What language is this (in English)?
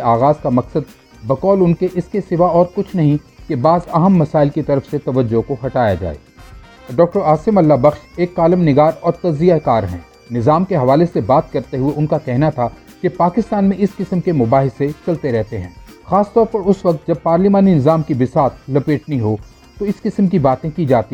Urdu